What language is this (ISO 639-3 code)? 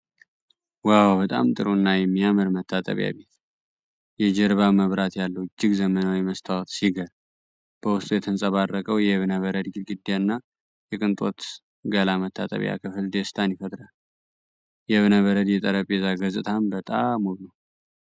amh